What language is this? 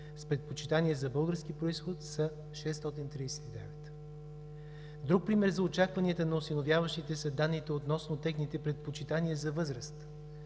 Bulgarian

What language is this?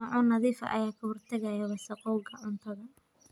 Somali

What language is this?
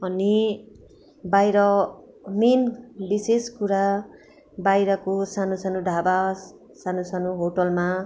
Nepali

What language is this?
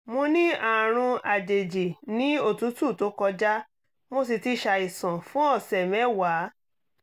Yoruba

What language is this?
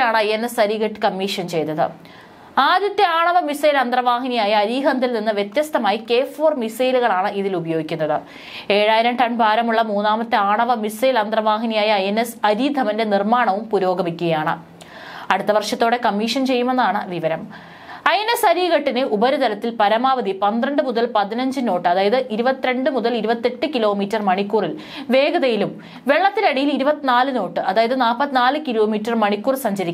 Malayalam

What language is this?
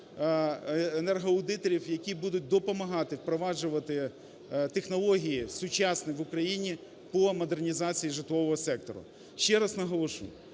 Ukrainian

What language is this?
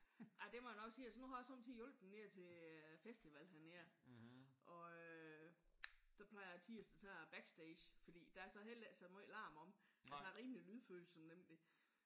Danish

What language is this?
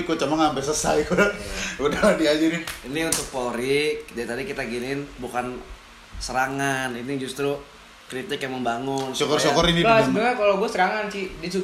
Indonesian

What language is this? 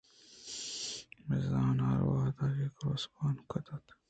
Eastern Balochi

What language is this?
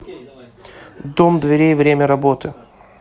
Russian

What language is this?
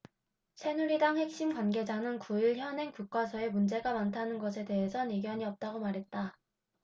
Korean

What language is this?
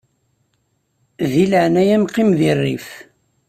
Kabyle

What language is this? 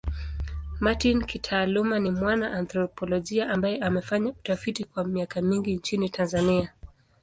Swahili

